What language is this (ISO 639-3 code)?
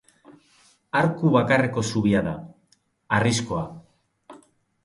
eus